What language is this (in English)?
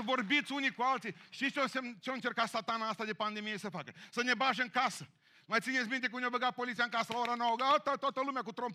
Romanian